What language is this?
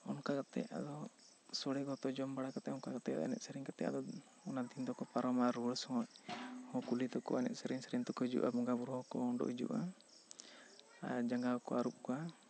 Santali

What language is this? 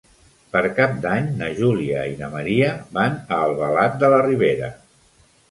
Catalan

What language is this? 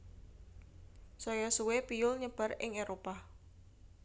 Javanese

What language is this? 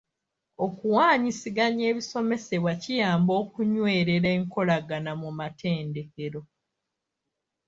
Ganda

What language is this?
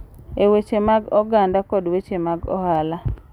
Luo (Kenya and Tanzania)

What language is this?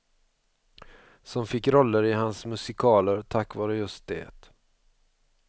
Swedish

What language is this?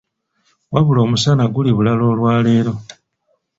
Ganda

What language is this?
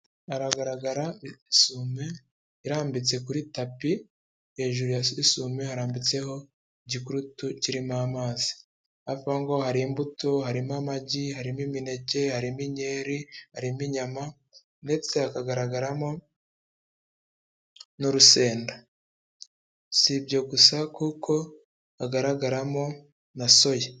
Kinyarwanda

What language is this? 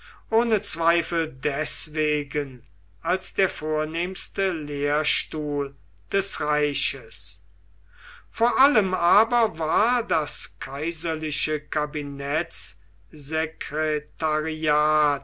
German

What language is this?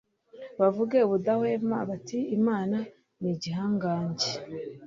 Kinyarwanda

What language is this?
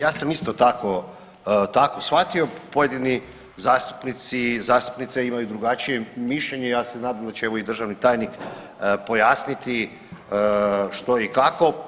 Croatian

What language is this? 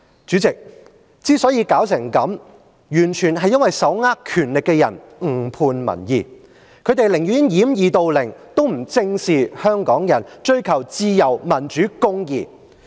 Cantonese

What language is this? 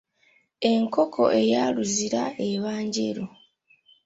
Ganda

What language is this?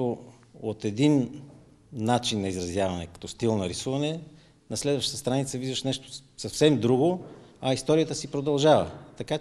Bulgarian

